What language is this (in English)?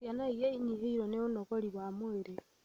Kikuyu